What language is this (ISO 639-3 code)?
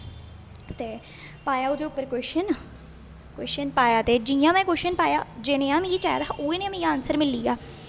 doi